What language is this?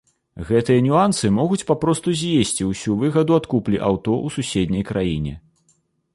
Belarusian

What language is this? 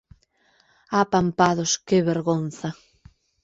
Galician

